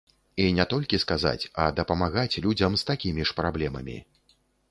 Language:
Belarusian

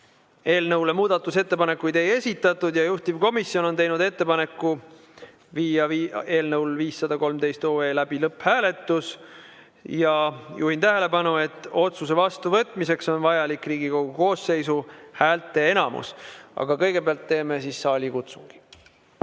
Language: Estonian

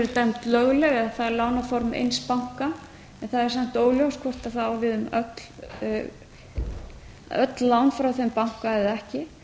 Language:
Icelandic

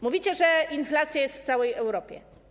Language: Polish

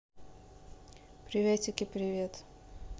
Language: Russian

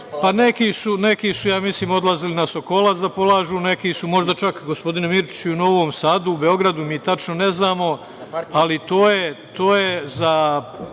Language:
Serbian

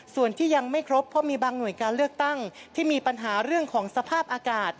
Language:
Thai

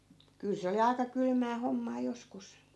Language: Finnish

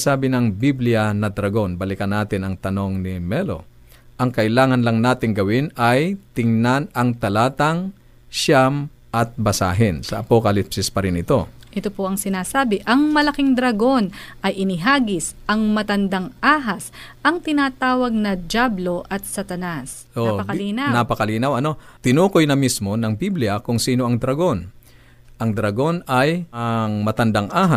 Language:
Filipino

